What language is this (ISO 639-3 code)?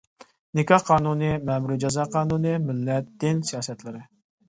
uig